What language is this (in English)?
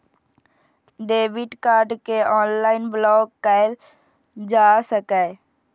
Maithili